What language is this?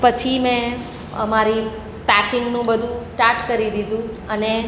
Gujarati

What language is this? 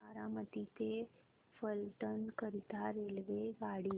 Marathi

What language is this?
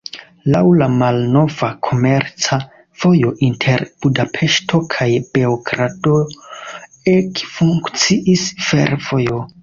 Esperanto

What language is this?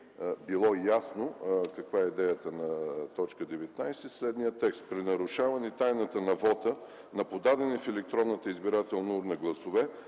Bulgarian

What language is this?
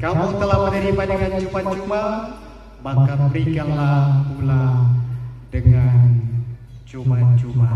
Indonesian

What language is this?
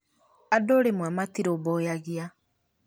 Kikuyu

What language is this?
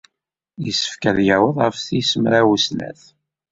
Kabyle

